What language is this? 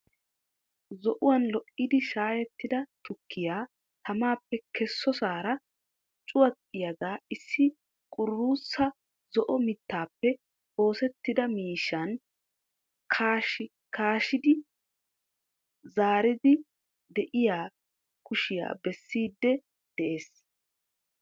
Wolaytta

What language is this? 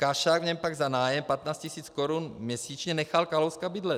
Czech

